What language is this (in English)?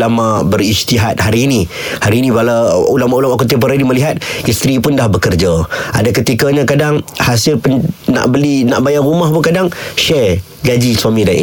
Malay